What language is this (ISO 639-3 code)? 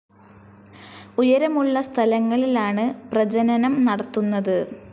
mal